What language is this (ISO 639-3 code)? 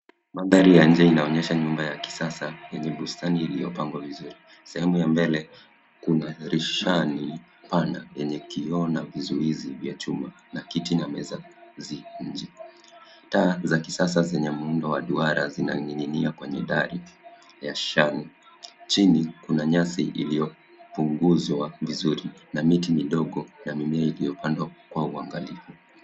swa